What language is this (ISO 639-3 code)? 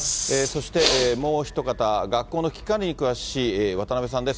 jpn